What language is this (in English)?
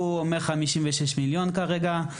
Hebrew